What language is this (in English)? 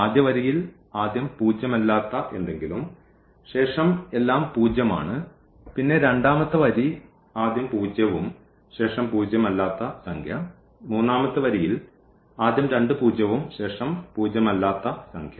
Malayalam